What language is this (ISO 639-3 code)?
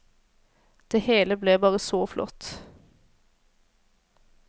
nor